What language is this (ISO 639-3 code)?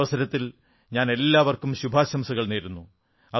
mal